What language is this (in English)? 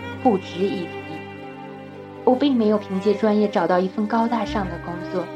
Chinese